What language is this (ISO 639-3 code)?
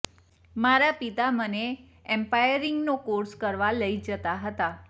guj